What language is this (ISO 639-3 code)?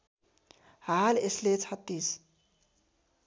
nep